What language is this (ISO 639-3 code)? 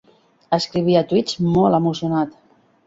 cat